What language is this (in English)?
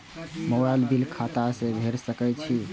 Maithili